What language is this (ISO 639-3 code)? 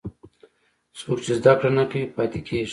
pus